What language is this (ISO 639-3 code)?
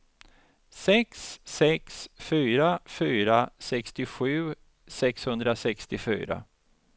swe